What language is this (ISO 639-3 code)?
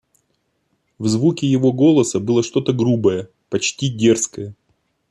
rus